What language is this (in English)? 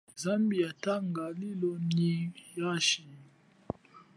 Chokwe